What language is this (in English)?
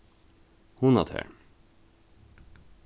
Faroese